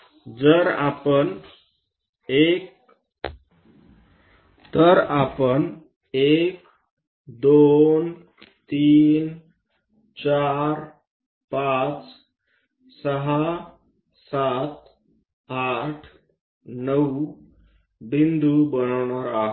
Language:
Marathi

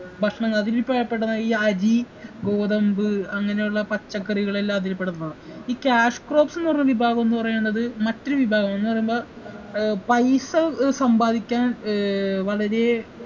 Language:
Malayalam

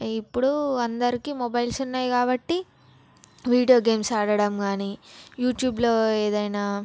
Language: Telugu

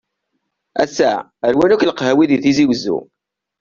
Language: Kabyle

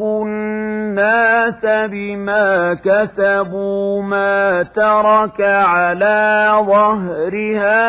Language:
Arabic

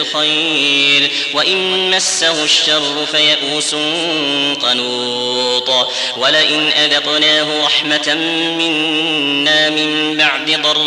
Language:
Arabic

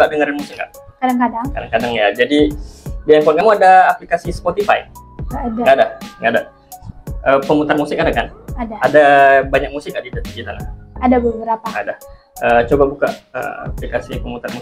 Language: Indonesian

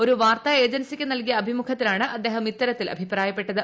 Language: Malayalam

